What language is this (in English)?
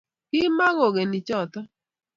Kalenjin